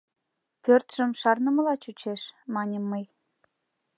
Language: Mari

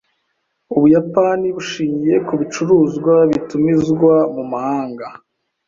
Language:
Kinyarwanda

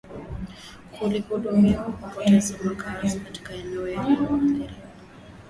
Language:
Swahili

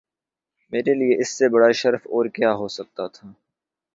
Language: Urdu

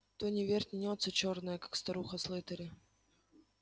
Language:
Russian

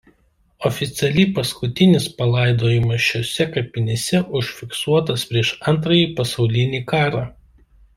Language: Lithuanian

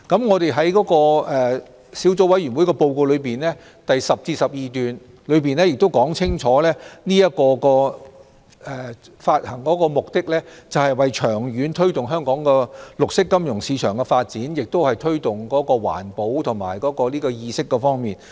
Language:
Cantonese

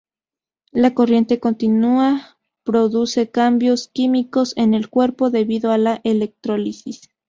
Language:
Spanish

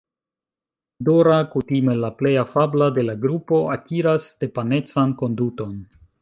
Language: Esperanto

